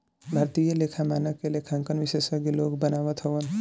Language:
Bhojpuri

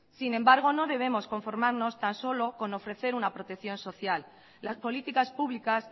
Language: Spanish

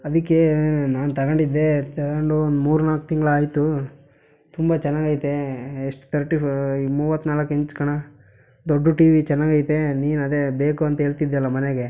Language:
Kannada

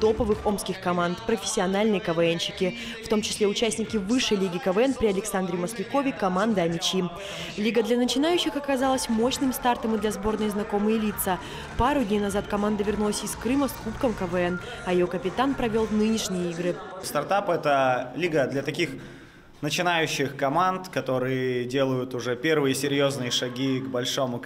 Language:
Russian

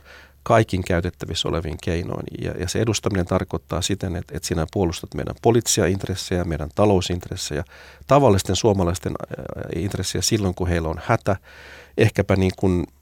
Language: Finnish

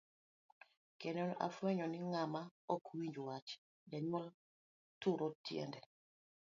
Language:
Luo (Kenya and Tanzania)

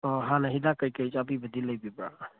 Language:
Manipuri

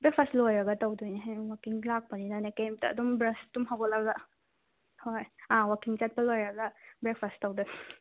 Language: Manipuri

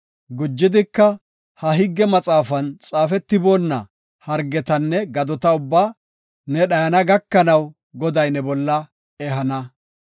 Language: Gofa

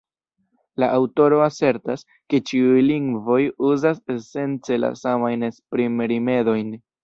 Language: Esperanto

